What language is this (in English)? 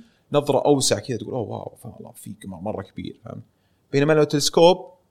Arabic